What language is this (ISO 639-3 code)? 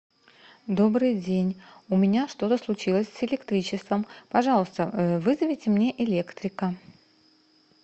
rus